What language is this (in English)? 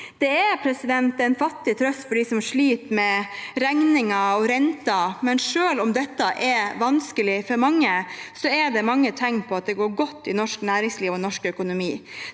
Norwegian